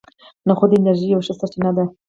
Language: Pashto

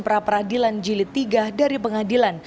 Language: Indonesian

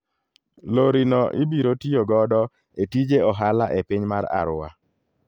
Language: Luo (Kenya and Tanzania)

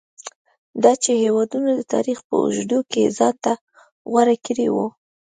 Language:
Pashto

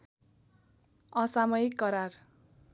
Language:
Nepali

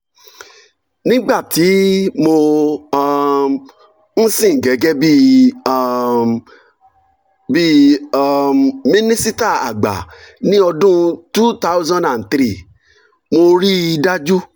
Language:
Yoruba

